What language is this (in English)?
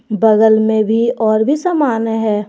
Hindi